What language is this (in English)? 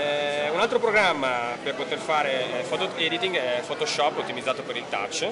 Italian